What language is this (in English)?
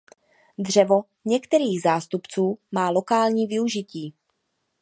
Czech